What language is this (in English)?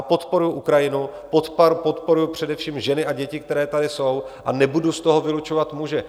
Czech